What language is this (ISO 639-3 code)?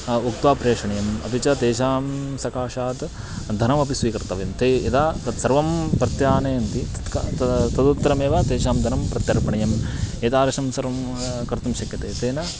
san